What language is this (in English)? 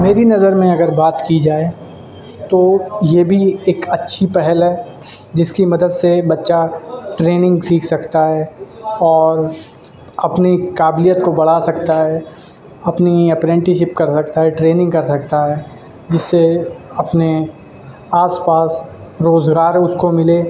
Urdu